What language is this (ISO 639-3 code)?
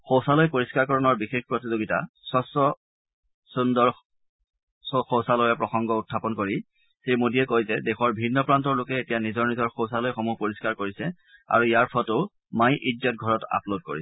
asm